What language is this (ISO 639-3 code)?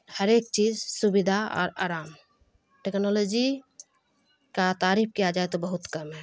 urd